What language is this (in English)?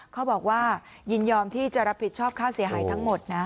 Thai